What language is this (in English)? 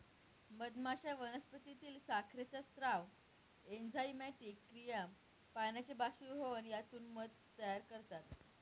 Marathi